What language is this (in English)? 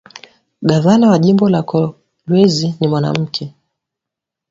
Swahili